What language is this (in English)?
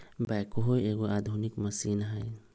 Magahi